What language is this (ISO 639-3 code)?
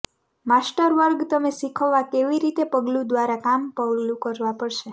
guj